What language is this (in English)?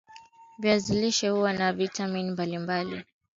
Swahili